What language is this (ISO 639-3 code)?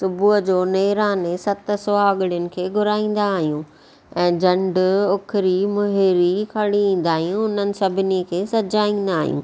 snd